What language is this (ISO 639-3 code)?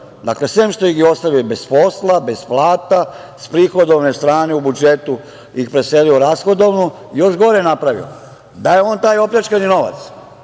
srp